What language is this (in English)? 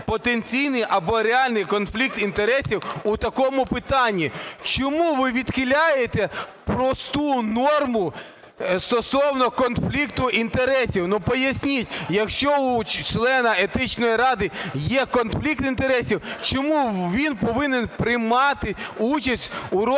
Ukrainian